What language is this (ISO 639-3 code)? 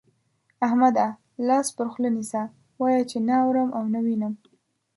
pus